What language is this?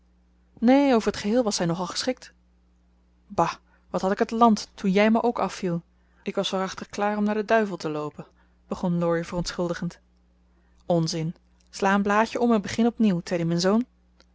Dutch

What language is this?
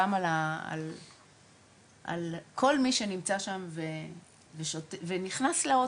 Hebrew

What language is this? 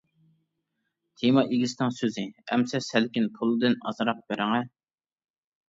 Uyghur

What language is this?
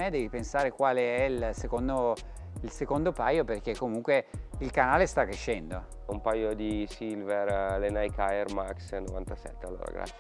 Italian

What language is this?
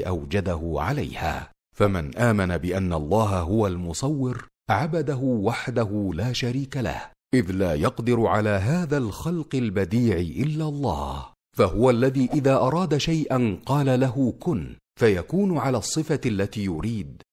Arabic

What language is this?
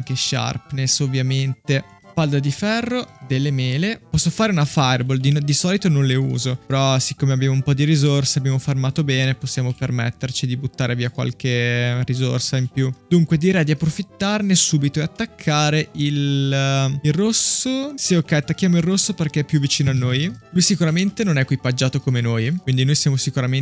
Italian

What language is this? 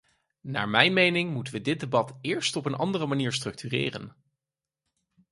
Dutch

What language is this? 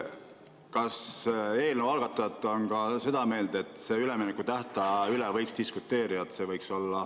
Estonian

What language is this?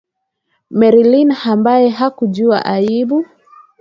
Swahili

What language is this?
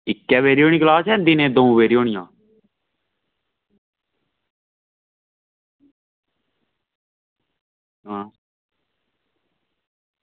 Dogri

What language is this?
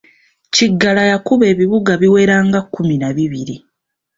Ganda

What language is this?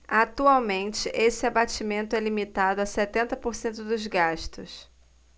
Portuguese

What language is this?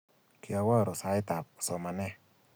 Kalenjin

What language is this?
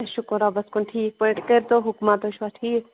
Kashmiri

